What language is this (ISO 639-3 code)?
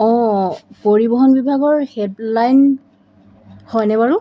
asm